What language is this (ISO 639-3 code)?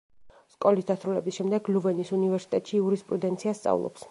kat